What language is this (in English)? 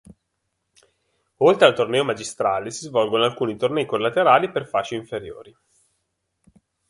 Italian